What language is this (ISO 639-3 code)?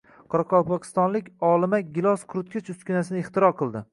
uzb